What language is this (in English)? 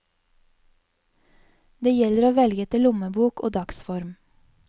Norwegian